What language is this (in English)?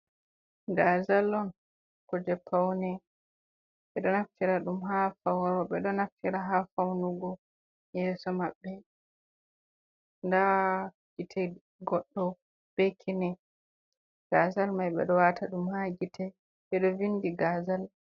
Fula